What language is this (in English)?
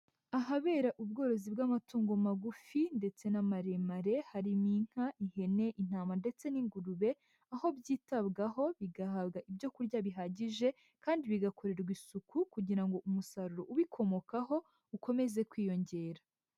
Kinyarwanda